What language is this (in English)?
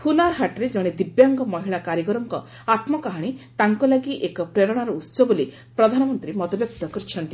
Odia